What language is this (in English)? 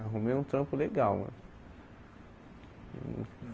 Portuguese